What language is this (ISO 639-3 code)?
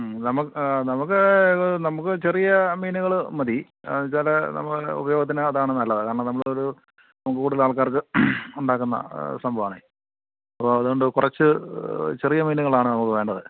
mal